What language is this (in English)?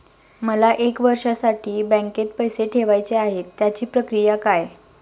Marathi